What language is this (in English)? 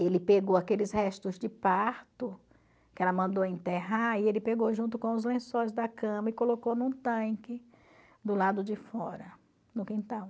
Portuguese